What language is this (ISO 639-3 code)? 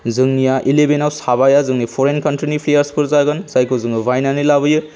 brx